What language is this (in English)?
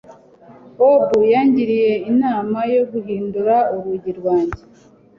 Kinyarwanda